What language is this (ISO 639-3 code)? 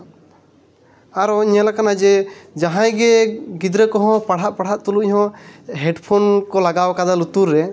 sat